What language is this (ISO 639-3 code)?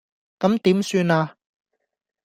yue